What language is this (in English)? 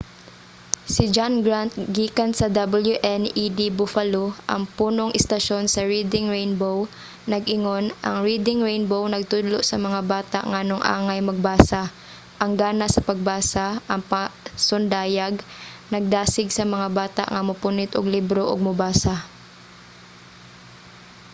Cebuano